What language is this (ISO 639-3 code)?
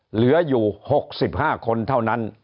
tha